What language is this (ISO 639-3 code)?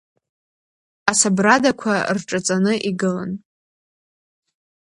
abk